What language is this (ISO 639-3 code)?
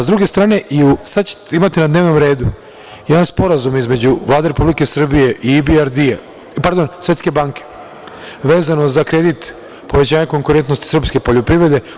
srp